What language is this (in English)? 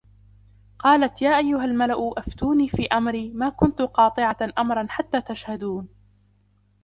Arabic